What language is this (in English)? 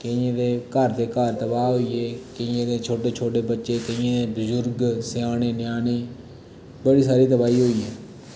Dogri